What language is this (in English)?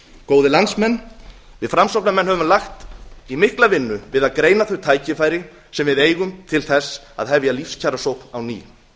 Icelandic